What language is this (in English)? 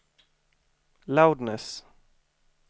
Swedish